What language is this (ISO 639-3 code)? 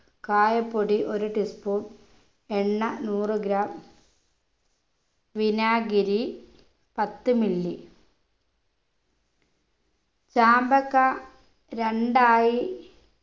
mal